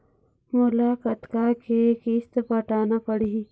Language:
Chhattisgarhi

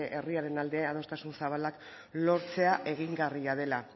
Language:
Basque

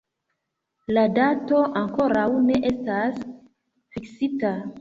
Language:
Esperanto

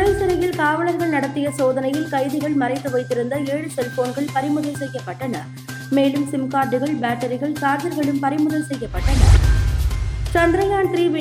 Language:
Tamil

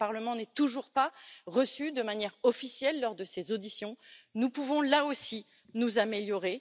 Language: French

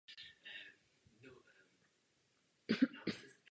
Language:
Czech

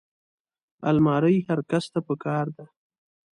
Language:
Pashto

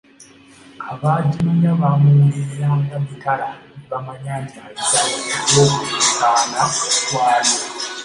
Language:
Ganda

